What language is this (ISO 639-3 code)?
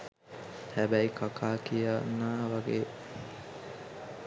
sin